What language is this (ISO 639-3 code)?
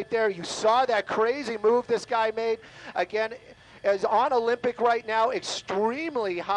eng